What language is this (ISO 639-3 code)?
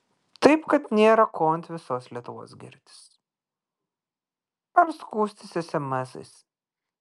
lit